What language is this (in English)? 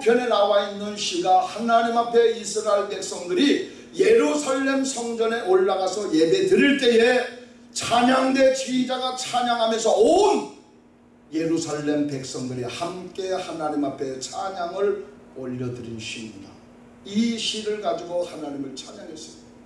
Korean